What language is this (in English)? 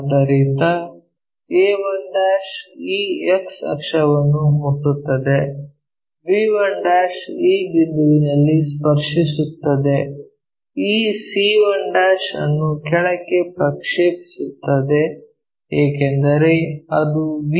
Kannada